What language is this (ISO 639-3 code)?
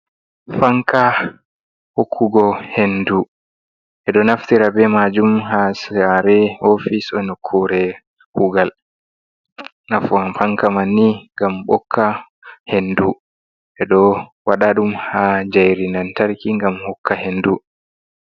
ful